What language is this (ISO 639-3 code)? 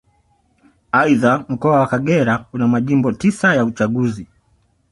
swa